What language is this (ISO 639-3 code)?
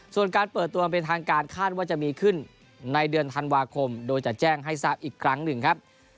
tha